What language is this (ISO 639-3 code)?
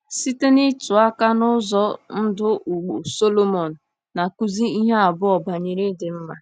ibo